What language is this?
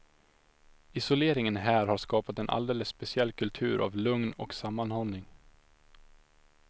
Swedish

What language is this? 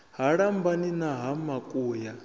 Venda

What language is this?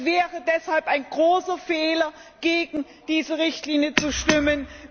German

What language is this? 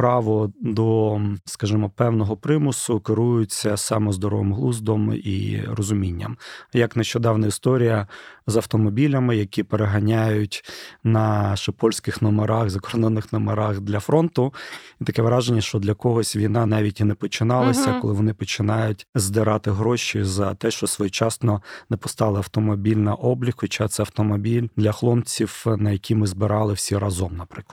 Ukrainian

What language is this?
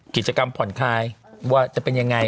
Thai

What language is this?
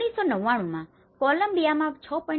Gujarati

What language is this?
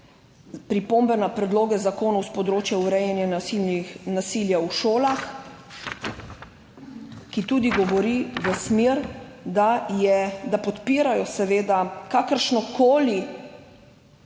Slovenian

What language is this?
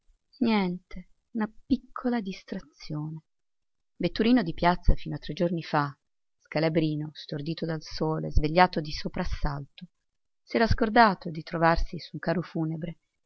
Italian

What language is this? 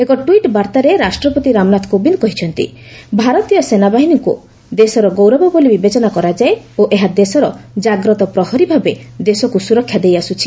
Odia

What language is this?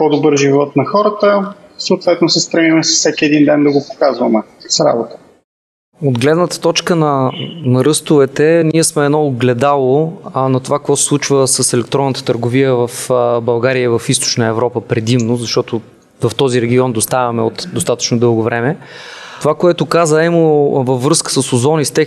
Bulgarian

